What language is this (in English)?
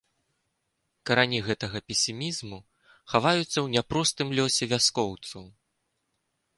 Belarusian